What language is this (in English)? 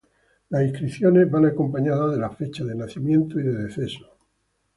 Spanish